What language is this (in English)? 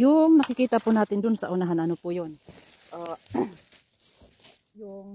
Filipino